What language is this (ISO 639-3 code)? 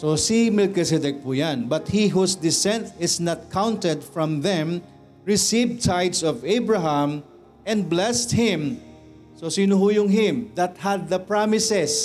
fil